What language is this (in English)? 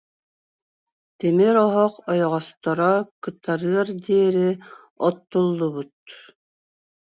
Yakut